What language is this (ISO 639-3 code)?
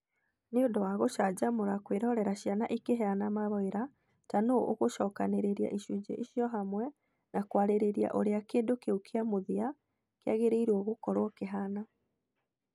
kik